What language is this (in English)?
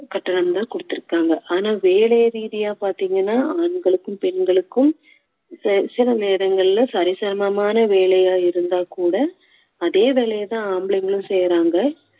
Tamil